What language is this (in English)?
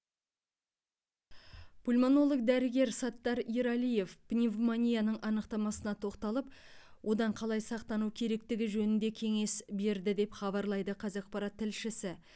Kazakh